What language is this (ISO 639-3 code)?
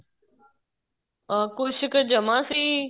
pan